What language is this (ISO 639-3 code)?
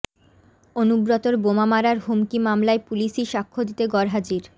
ben